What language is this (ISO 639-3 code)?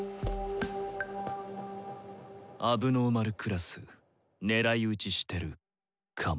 jpn